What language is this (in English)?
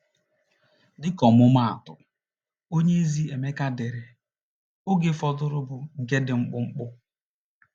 Igbo